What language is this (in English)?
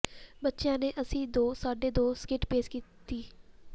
Punjabi